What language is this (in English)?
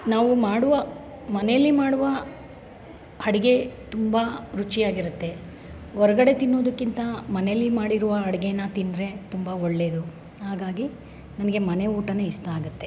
Kannada